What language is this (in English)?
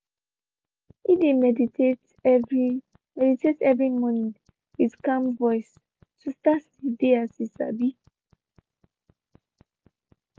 Nigerian Pidgin